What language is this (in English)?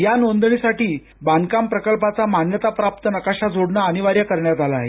Marathi